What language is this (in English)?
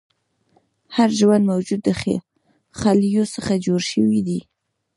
Pashto